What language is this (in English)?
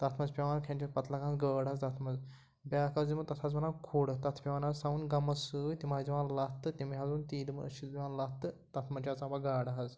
Kashmiri